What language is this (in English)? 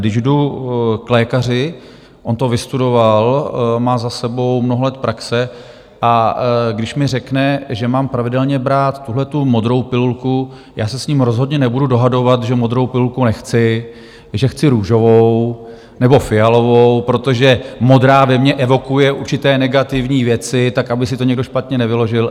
Czech